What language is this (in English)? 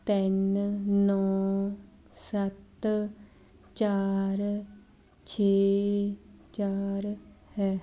Punjabi